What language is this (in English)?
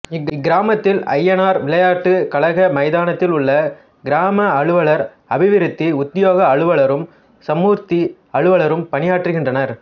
Tamil